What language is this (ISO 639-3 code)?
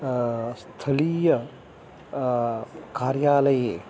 san